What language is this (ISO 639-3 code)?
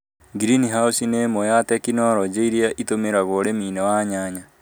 kik